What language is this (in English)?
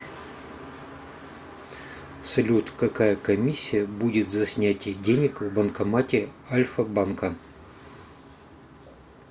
Russian